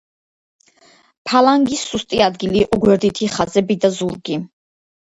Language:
Georgian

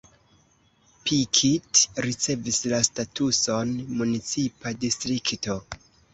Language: Esperanto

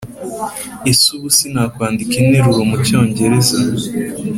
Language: Kinyarwanda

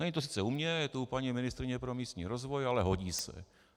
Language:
Czech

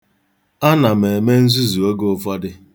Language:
Igbo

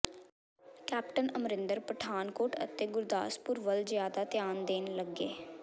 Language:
Punjabi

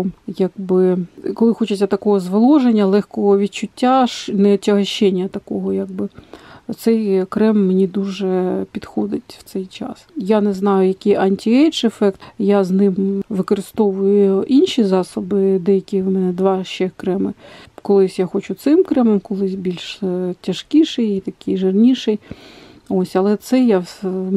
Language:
Ukrainian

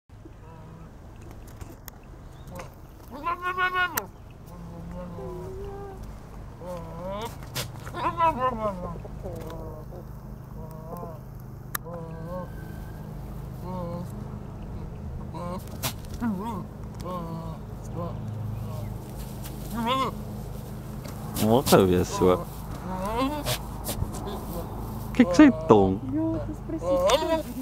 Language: Spanish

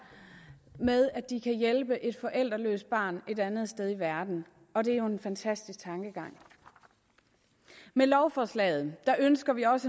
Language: Danish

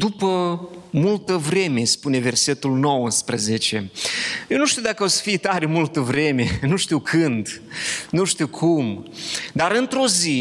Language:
Romanian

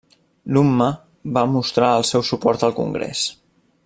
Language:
Catalan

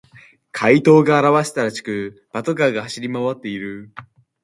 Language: Japanese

